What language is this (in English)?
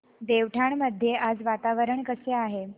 Marathi